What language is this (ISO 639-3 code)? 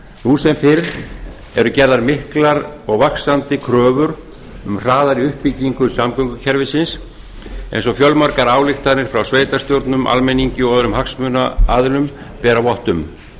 isl